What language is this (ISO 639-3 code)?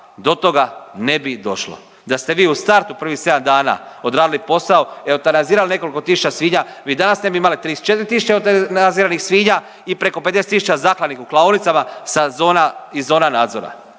hrv